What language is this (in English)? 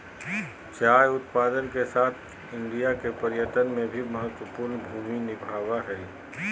Magahi